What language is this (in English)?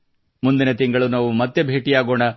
Kannada